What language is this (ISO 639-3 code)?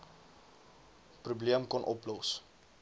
afr